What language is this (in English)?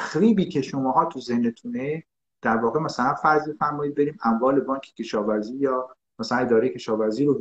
Persian